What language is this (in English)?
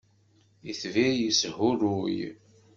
Kabyle